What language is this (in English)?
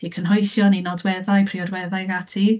Welsh